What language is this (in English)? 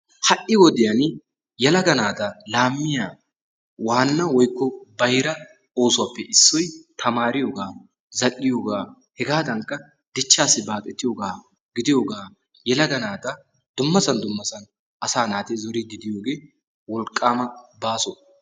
Wolaytta